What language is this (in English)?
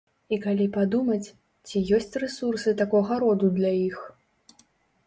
Belarusian